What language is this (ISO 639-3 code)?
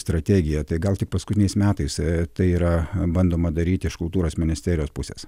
lit